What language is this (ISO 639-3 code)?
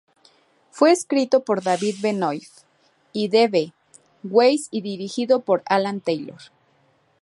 spa